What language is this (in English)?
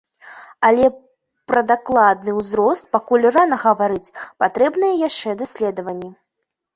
Belarusian